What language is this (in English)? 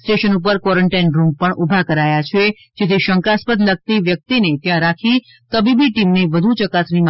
Gujarati